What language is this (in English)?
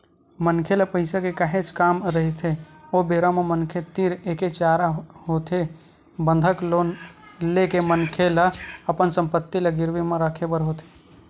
Chhattisgarhi